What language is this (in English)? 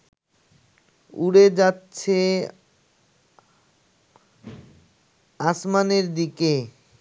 Bangla